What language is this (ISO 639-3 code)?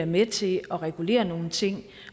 dan